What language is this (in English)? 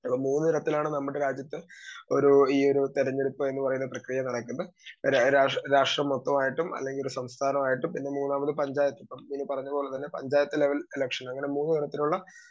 Malayalam